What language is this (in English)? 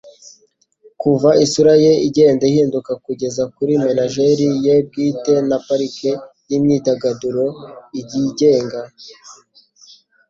Kinyarwanda